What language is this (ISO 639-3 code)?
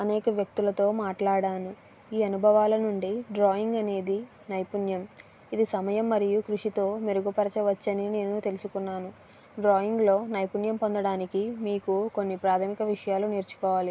tel